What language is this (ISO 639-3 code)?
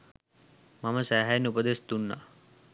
sin